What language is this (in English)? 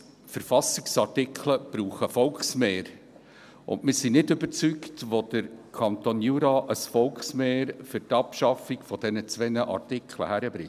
Swiss German